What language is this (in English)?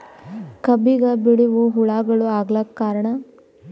Kannada